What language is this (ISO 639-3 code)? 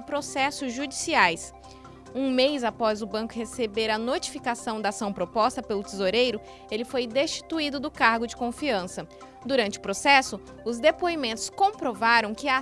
por